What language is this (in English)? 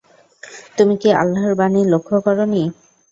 Bangla